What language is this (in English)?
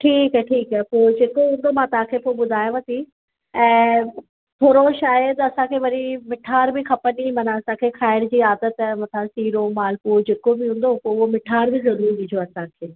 Sindhi